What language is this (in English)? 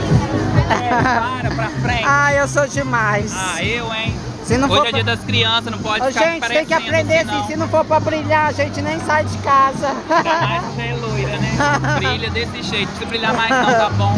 Portuguese